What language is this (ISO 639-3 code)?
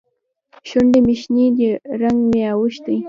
pus